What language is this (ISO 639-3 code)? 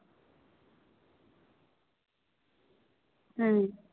sat